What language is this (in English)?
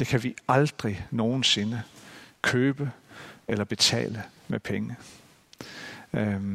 Danish